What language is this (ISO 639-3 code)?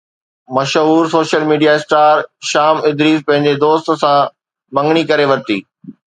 snd